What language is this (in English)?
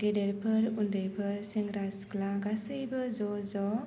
Bodo